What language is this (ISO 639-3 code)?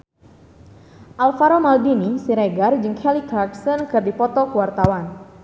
sun